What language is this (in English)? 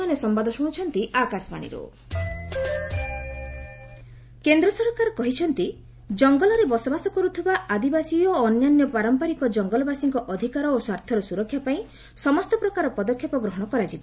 Odia